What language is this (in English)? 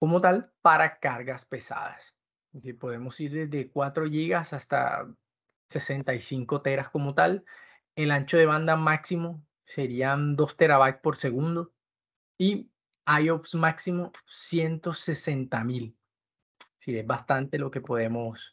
Spanish